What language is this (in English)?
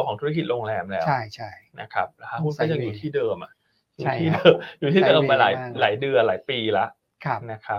Thai